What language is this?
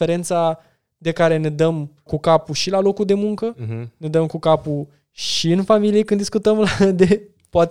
Romanian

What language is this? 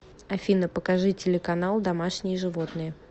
Russian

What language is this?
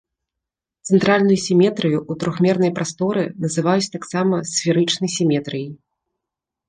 Belarusian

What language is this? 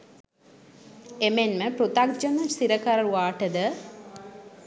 Sinhala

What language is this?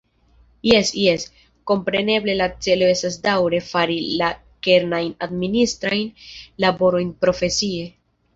Esperanto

